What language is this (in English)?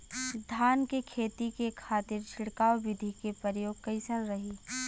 Bhojpuri